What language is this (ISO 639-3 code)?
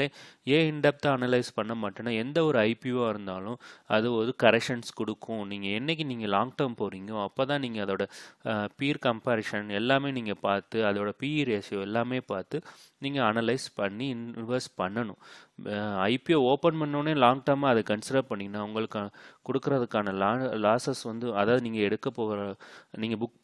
tam